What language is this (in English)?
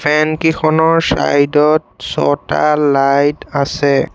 Assamese